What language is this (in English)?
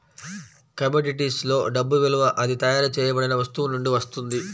Telugu